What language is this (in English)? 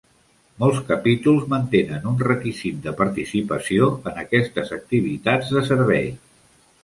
Catalan